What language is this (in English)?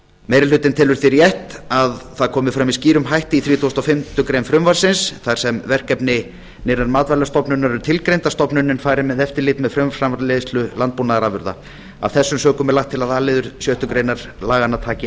Icelandic